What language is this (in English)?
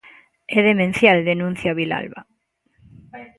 Galician